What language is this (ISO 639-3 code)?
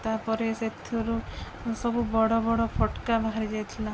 ori